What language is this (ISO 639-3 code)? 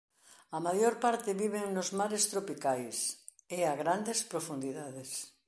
glg